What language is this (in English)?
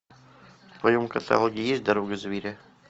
Russian